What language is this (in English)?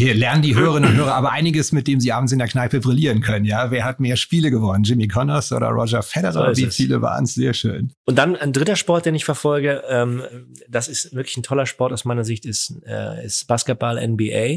German